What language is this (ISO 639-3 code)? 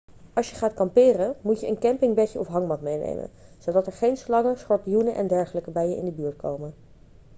nld